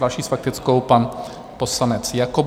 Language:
Czech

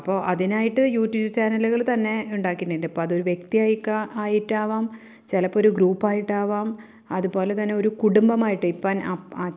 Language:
Malayalam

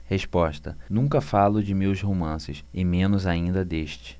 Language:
Portuguese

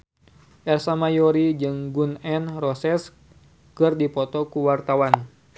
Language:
Sundanese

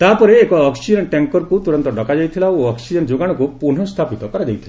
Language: Odia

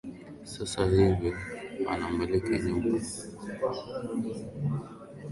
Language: Swahili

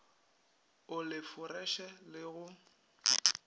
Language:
Northern Sotho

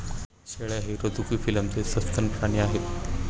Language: Marathi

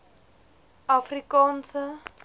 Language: Afrikaans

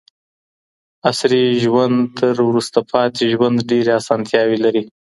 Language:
Pashto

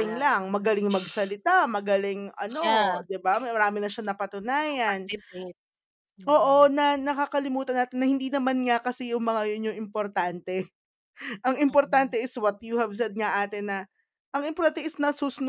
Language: Filipino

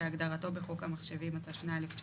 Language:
Hebrew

